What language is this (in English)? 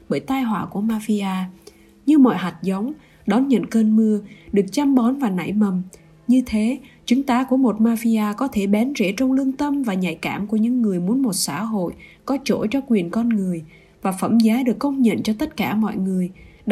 Vietnamese